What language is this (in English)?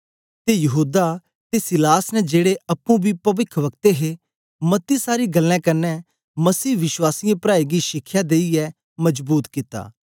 Dogri